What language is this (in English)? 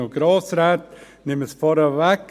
Swiss German